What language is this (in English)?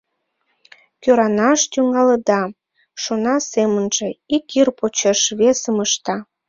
Mari